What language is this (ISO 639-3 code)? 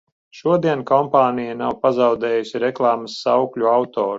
lav